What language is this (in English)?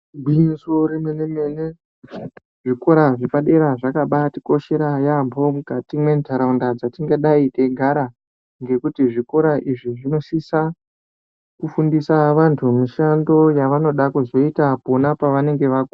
Ndau